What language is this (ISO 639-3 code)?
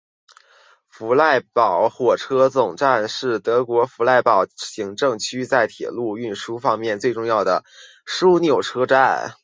zho